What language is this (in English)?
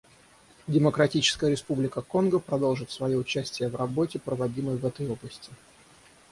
Russian